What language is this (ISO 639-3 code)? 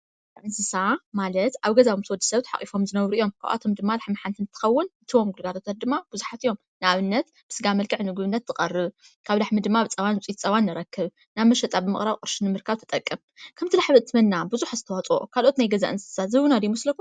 tir